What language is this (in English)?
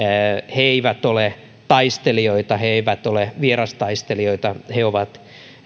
Finnish